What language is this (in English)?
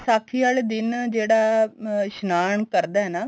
Punjabi